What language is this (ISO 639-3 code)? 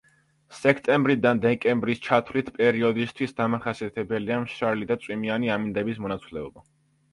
kat